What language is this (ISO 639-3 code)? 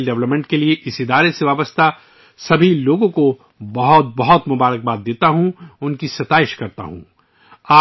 urd